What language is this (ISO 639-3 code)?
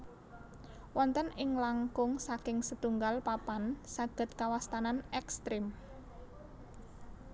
jav